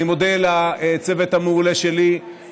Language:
Hebrew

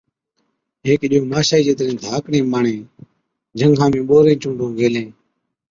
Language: Od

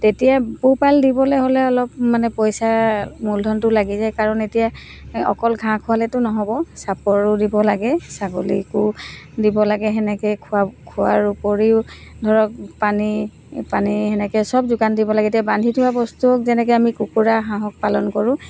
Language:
Assamese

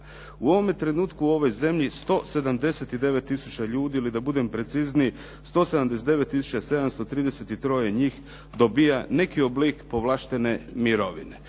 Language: Croatian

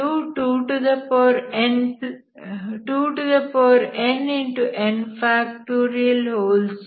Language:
Kannada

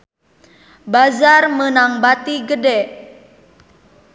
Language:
Sundanese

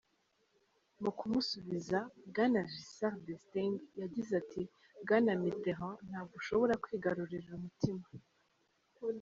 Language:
Kinyarwanda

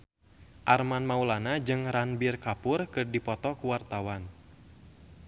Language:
Sundanese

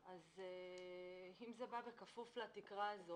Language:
Hebrew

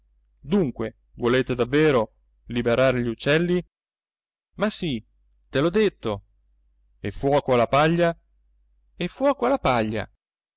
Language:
Italian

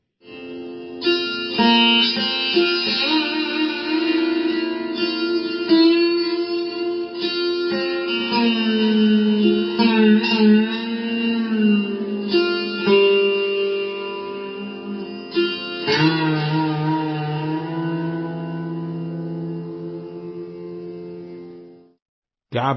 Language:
Hindi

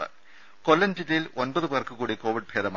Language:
Malayalam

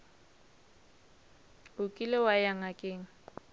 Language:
Northern Sotho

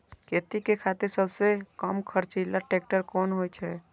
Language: Maithili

